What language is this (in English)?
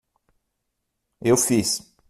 Portuguese